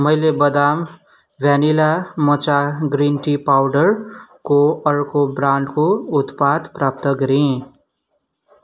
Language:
Nepali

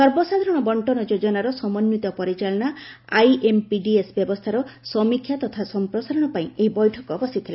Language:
Odia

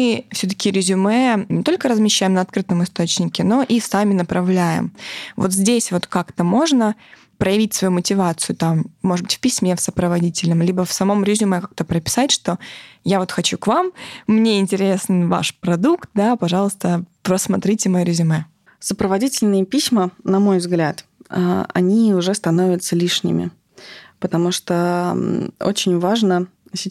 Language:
Russian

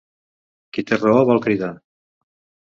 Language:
Catalan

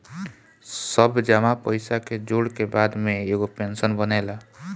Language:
Bhojpuri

